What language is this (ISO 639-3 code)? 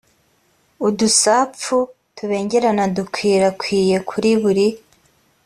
kin